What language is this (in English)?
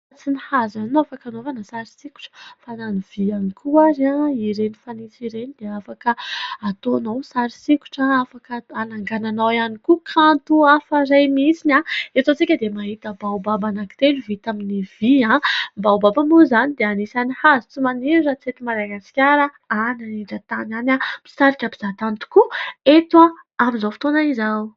Malagasy